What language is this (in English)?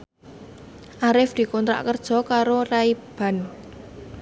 Javanese